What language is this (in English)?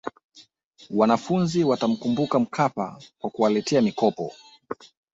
Swahili